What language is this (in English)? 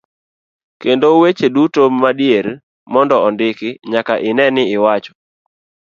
Luo (Kenya and Tanzania)